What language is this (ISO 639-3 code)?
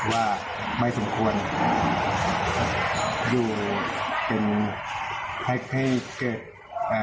tha